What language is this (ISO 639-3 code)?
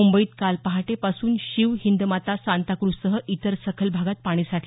mar